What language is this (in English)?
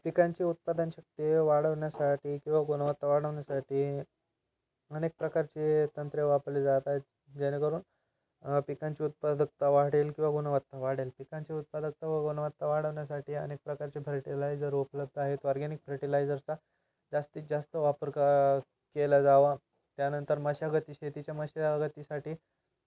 Marathi